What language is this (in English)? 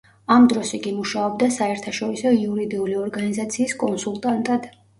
Georgian